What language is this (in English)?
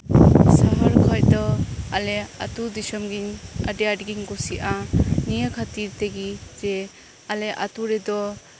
Santali